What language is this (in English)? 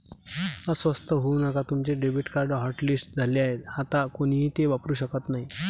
Marathi